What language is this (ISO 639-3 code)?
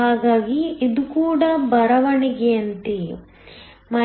kan